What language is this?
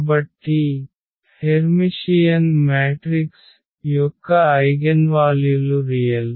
Telugu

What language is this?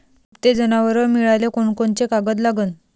Marathi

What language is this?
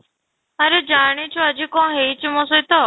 Odia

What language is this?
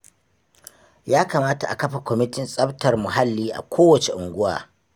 Hausa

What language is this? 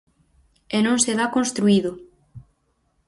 Galician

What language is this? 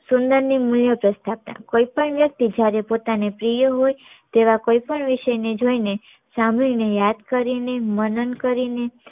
Gujarati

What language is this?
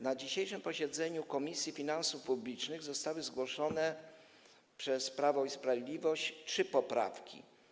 Polish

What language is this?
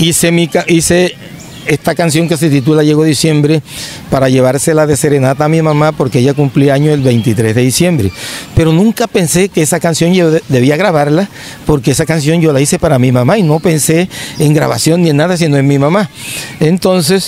Spanish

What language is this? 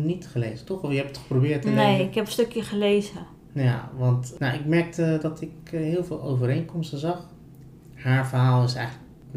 Dutch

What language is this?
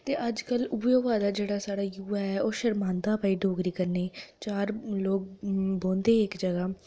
Dogri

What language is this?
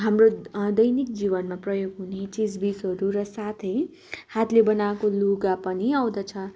Nepali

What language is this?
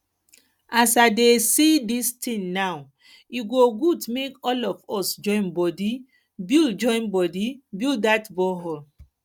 Nigerian Pidgin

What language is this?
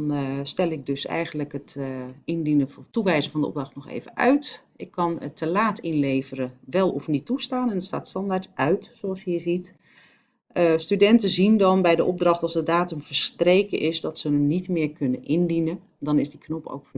Dutch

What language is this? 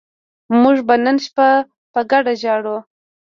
Pashto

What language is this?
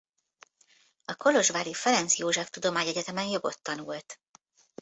Hungarian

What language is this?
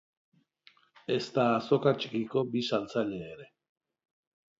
Basque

